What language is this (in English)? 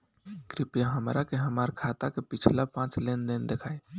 Bhojpuri